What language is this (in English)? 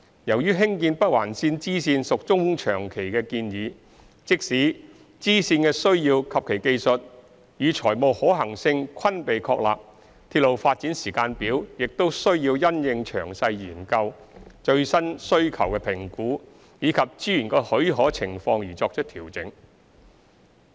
Cantonese